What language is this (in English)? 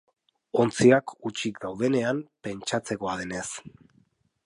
Basque